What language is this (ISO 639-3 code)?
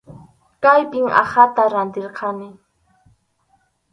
qxu